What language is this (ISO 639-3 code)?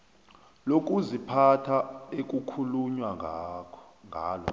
nbl